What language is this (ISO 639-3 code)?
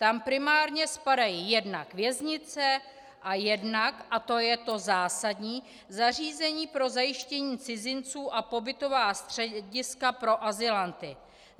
ces